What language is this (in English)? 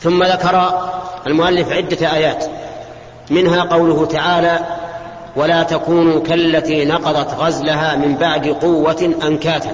Arabic